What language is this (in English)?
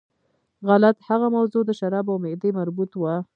Pashto